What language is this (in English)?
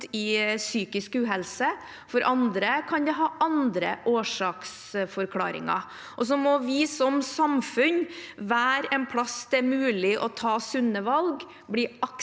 Norwegian